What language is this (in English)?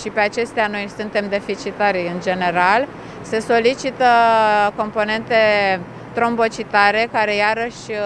Romanian